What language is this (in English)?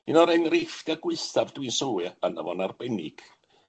Welsh